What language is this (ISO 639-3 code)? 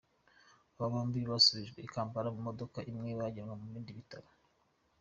kin